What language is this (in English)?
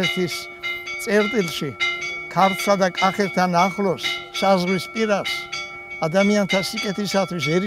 Romanian